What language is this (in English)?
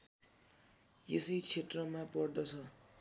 Nepali